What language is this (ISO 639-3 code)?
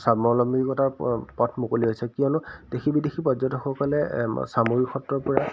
asm